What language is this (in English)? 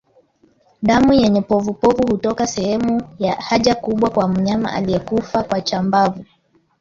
Swahili